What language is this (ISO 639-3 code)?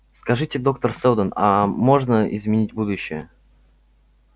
rus